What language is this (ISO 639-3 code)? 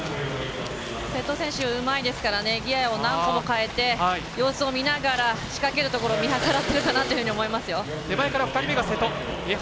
jpn